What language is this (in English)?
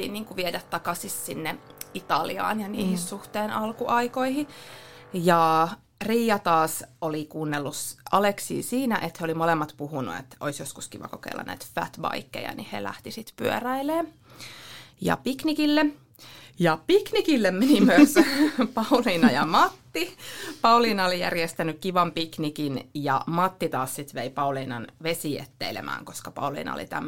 Finnish